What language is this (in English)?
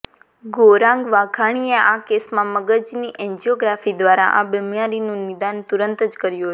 Gujarati